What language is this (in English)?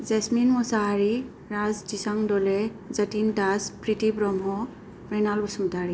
Bodo